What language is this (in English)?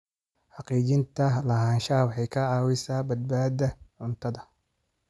Somali